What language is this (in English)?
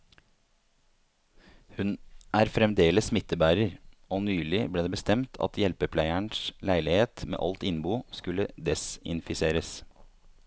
Norwegian